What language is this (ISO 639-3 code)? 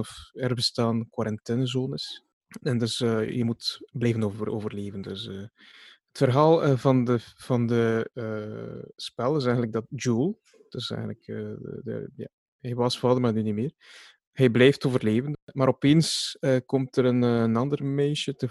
nld